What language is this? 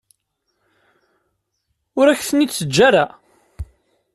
Kabyle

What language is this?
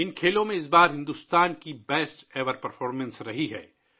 Urdu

